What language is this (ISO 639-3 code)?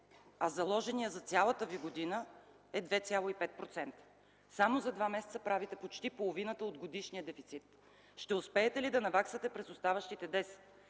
bul